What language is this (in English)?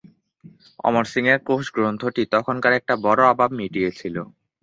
Bangla